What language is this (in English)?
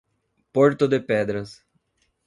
Portuguese